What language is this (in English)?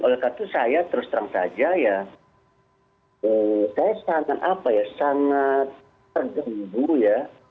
Indonesian